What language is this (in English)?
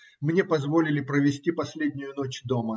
Russian